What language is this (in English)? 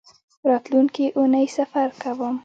Pashto